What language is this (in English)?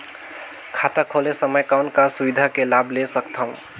Chhattisgarhi